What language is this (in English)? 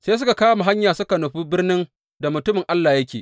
Hausa